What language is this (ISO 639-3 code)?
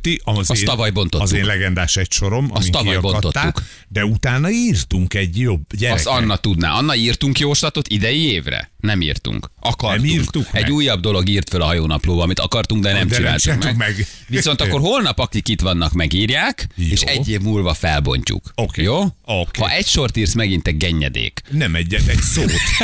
hun